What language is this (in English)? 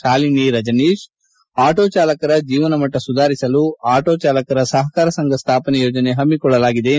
Kannada